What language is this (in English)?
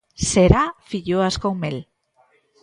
Galician